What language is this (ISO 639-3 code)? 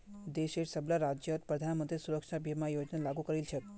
mag